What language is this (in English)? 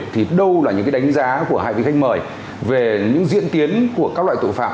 Vietnamese